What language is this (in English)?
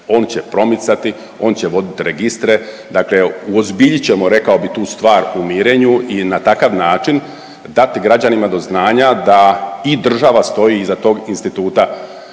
Croatian